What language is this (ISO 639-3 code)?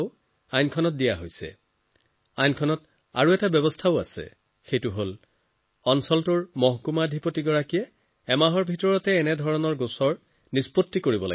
asm